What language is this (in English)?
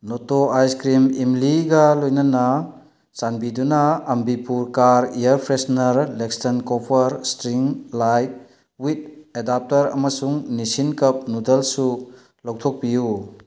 Manipuri